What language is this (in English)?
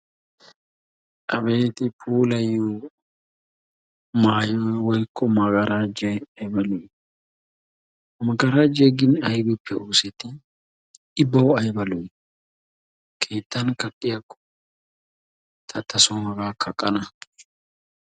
Wolaytta